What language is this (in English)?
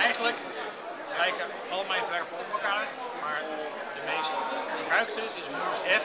Dutch